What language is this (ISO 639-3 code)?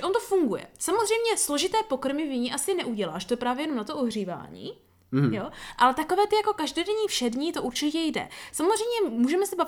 ces